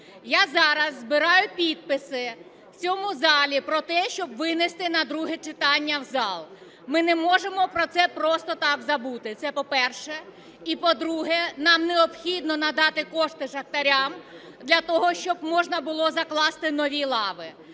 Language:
Ukrainian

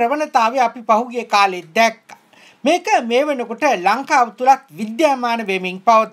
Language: Hindi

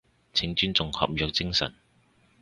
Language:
Cantonese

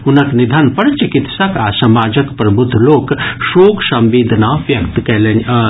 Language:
Maithili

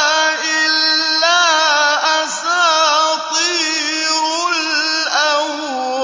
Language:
Arabic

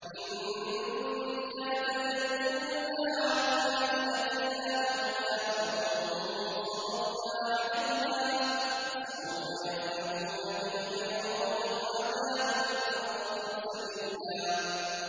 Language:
Arabic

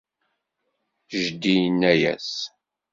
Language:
Kabyle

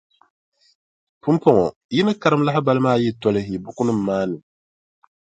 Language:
Dagbani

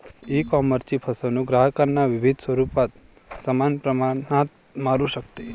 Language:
Marathi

